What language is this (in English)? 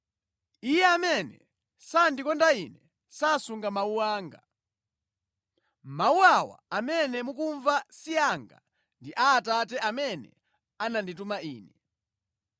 Nyanja